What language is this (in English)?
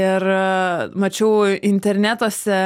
Lithuanian